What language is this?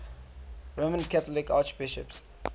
English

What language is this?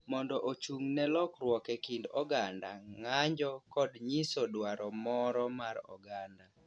Luo (Kenya and Tanzania)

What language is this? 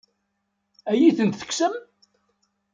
Kabyle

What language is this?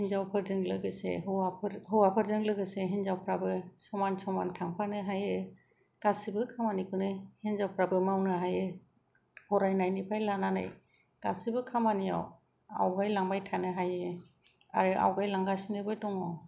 Bodo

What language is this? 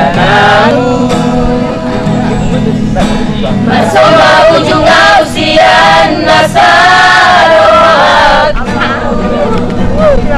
Indonesian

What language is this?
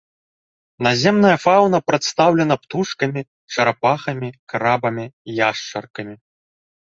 Belarusian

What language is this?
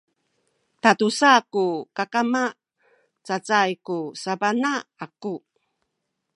Sakizaya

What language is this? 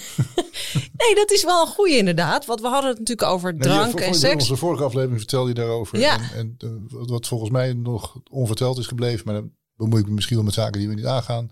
Dutch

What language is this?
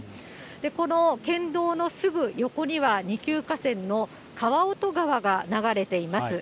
Japanese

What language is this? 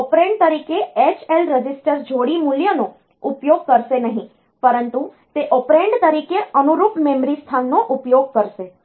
Gujarati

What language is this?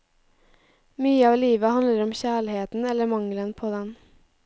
Norwegian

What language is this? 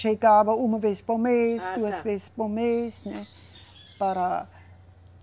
Portuguese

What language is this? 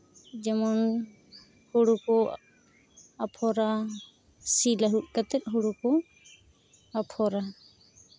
Santali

